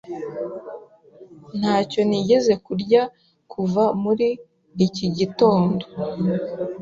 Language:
Kinyarwanda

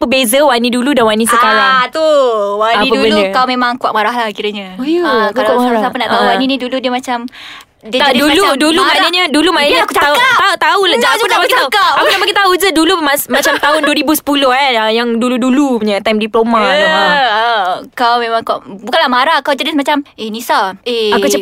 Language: Malay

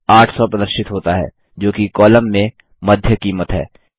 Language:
Hindi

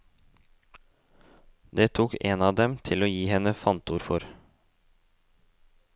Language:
Norwegian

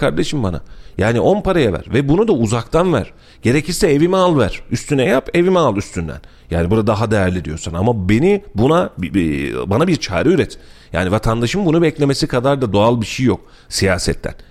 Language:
Turkish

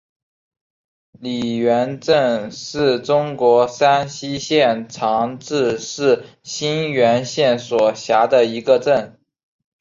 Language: Chinese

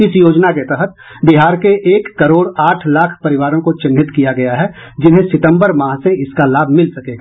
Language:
Hindi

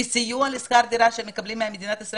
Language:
Hebrew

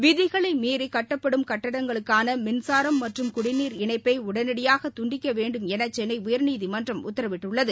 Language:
Tamil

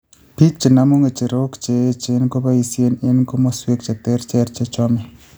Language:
Kalenjin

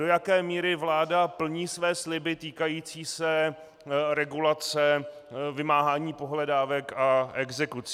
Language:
Czech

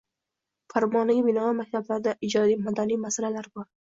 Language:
Uzbek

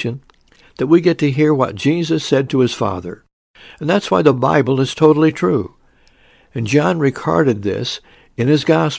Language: English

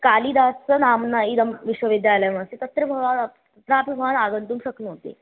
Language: Sanskrit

